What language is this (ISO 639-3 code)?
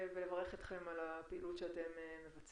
heb